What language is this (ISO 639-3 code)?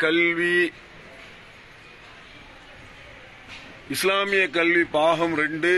tam